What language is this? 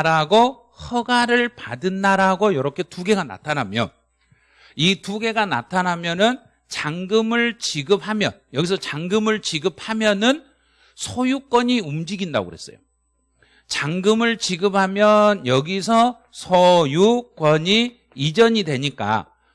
Korean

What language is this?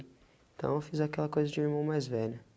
Portuguese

